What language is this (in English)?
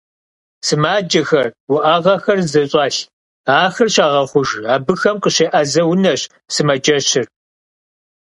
Kabardian